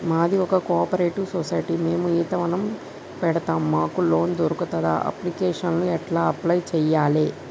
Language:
Telugu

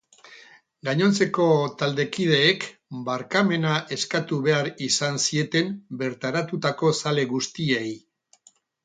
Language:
Basque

